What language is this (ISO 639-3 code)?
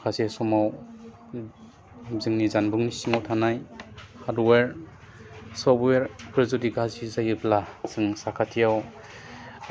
brx